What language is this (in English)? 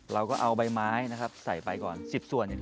Thai